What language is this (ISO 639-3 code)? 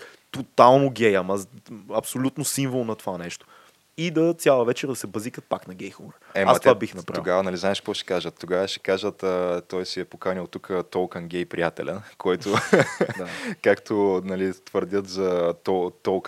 bul